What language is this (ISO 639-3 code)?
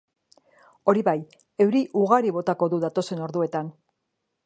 eus